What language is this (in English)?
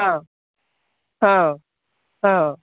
Odia